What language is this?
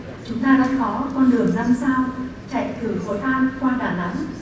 Vietnamese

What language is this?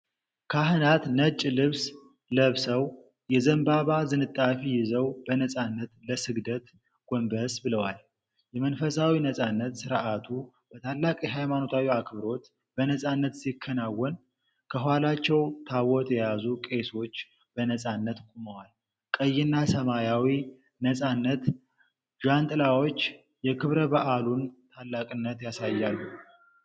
Amharic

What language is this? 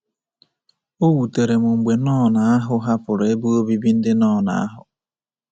Igbo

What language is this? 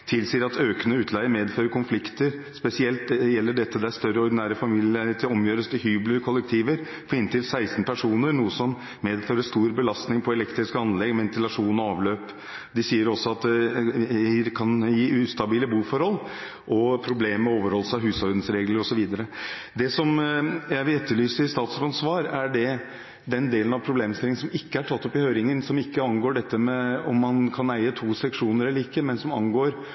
Norwegian Bokmål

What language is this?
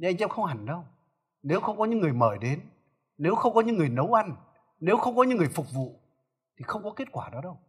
Vietnamese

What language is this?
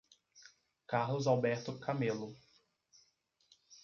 Portuguese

